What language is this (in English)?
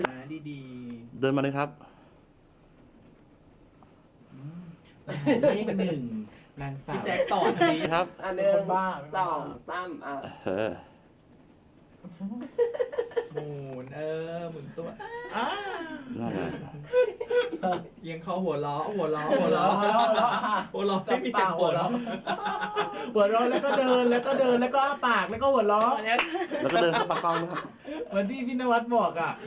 Thai